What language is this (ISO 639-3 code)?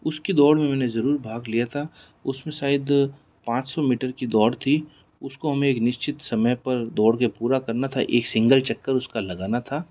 hin